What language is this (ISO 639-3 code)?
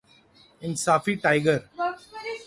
urd